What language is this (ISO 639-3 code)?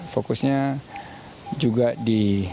ind